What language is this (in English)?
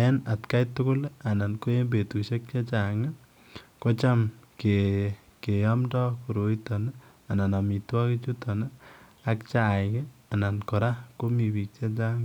Kalenjin